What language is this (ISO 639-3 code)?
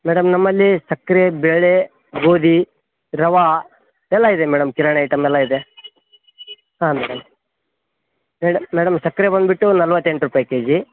kan